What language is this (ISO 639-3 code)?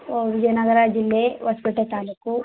kan